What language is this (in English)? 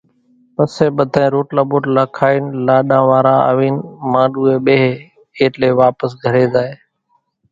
Kachi Koli